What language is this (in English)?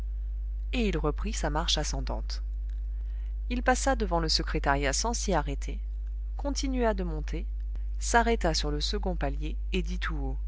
French